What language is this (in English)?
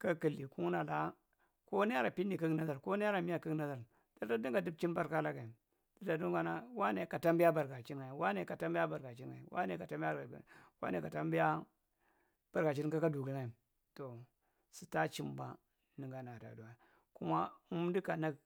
Marghi Central